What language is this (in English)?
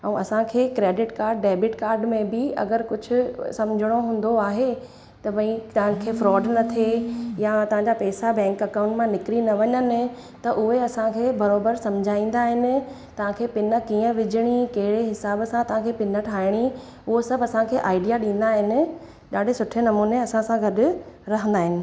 Sindhi